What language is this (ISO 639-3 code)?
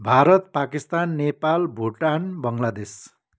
nep